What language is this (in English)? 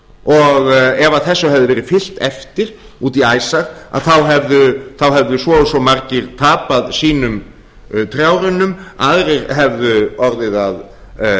Icelandic